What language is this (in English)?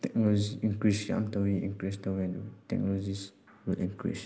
Manipuri